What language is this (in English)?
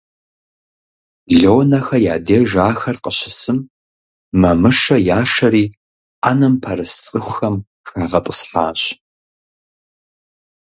Kabardian